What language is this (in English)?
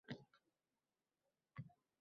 Uzbek